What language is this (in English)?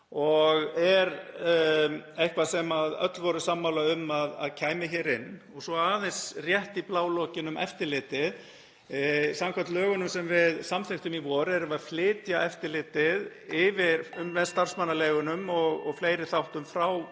Icelandic